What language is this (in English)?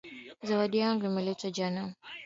Swahili